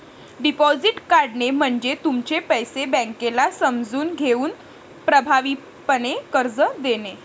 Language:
Marathi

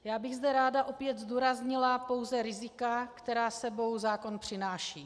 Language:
Czech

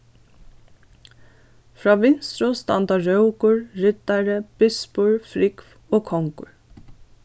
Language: Faroese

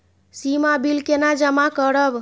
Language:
Maithili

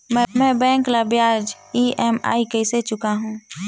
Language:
Chhattisgarhi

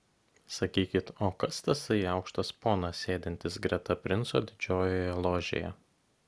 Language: Lithuanian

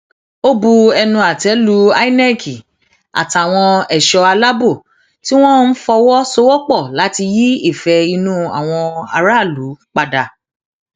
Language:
Yoruba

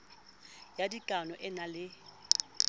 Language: Southern Sotho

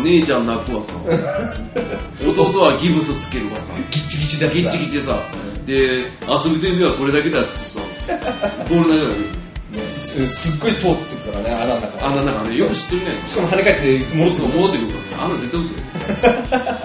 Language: Japanese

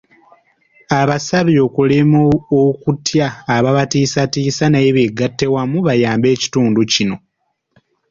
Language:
Ganda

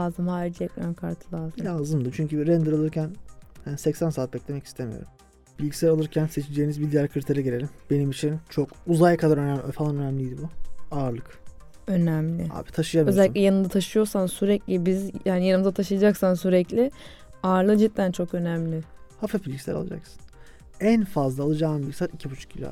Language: Turkish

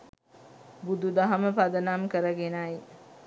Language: Sinhala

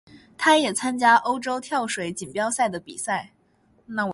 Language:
Chinese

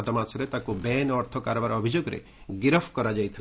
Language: Odia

